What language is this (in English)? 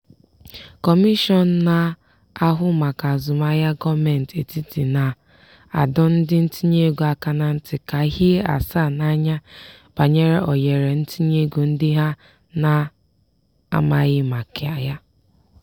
Igbo